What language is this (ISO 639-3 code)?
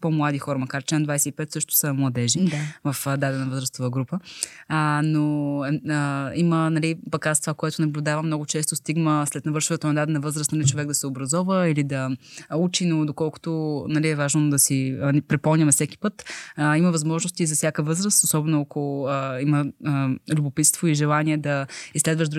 bul